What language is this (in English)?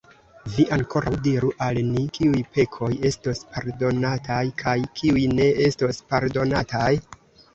Esperanto